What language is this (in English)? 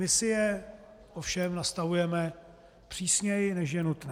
Czech